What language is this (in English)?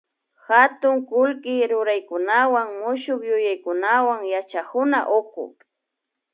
Imbabura Highland Quichua